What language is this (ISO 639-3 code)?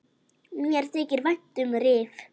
isl